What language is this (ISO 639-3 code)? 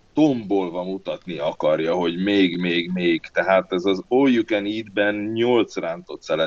hun